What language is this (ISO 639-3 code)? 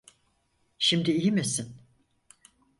tur